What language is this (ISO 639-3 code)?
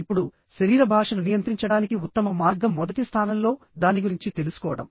tel